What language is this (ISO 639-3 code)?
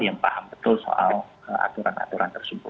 ind